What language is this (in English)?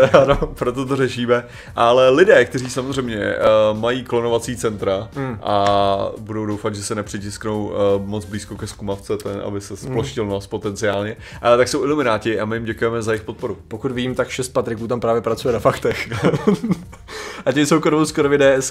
Czech